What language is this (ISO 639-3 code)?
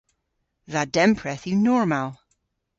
cor